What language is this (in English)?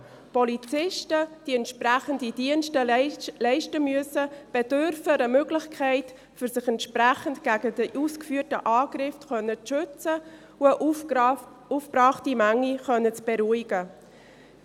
Swiss German